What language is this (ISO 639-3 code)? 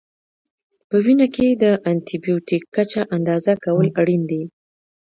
pus